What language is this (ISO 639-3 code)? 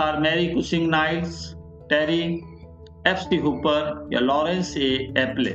hin